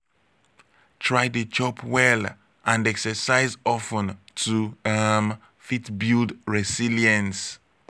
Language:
Nigerian Pidgin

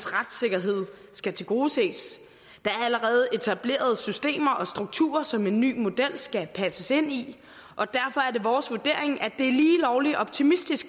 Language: Danish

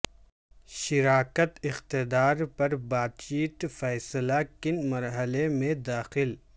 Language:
Urdu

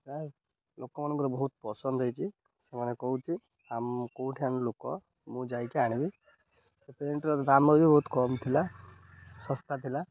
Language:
Odia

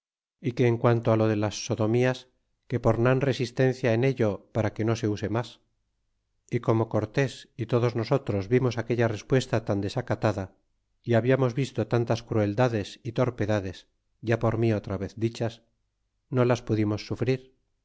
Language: Spanish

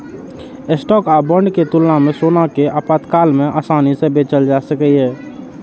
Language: Maithili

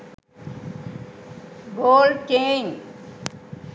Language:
Sinhala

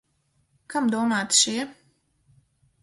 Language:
Latvian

